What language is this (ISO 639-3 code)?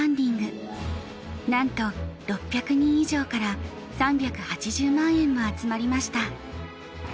jpn